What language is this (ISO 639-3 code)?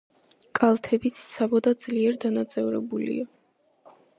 kat